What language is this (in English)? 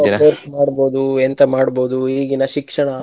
Kannada